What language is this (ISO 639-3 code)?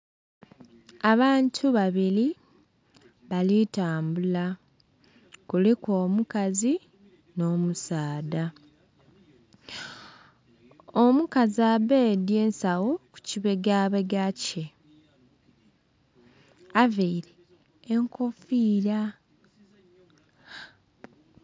xog